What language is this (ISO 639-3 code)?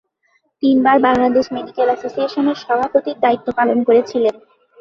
ben